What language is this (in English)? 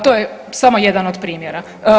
Croatian